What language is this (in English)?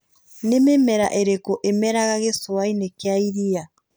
Kikuyu